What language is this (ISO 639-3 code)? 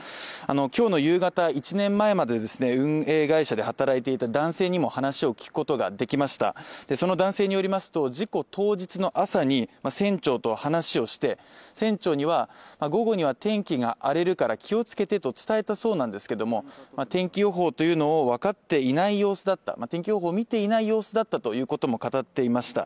jpn